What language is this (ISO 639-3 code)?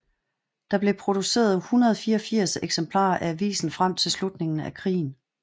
dan